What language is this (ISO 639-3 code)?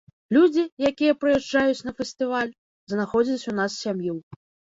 bel